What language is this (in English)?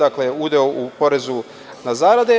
Serbian